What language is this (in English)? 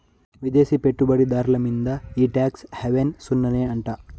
Telugu